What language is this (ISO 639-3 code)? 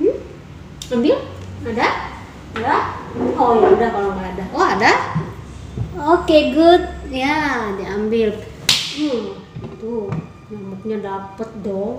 ind